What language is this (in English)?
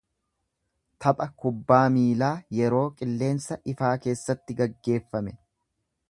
Oromo